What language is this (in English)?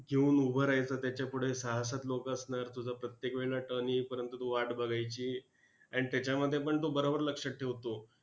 Marathi